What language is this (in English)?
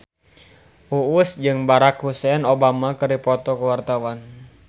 Sundanese